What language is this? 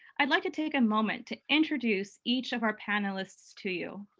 English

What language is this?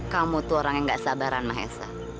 Indonesian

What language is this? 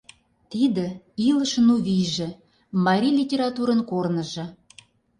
Mari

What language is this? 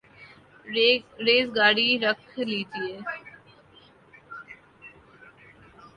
Urdu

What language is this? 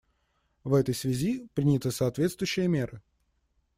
Russian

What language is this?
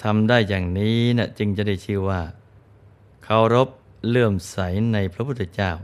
Thai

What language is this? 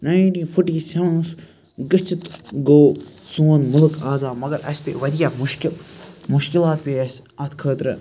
Kashmiri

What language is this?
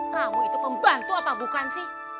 Indonesian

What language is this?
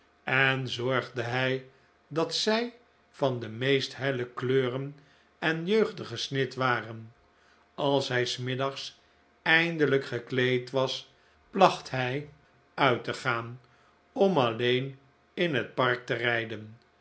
Dutch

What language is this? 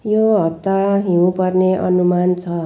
Nepali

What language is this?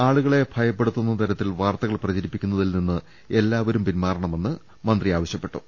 Malayalam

